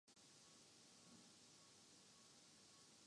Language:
Urdu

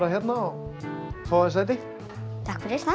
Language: Icelandic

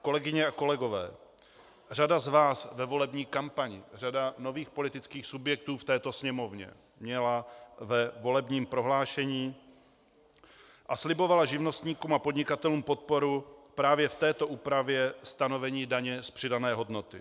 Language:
Czech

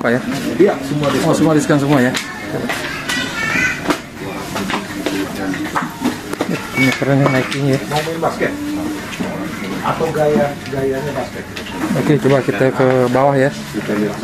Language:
Indonesian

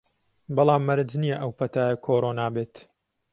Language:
Central Kurdish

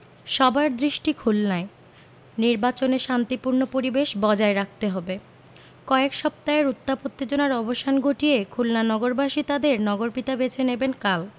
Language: Bangla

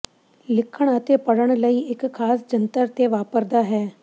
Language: Punjabi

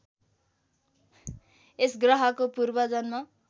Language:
Nepali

